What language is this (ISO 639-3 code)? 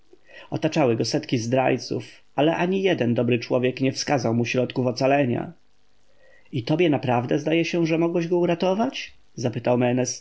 pol